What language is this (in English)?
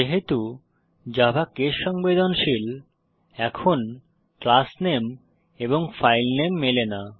Bangla